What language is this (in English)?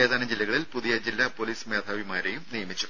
Malayalam